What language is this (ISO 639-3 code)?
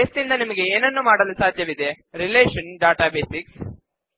kan